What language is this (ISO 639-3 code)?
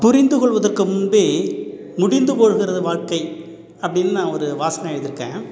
tam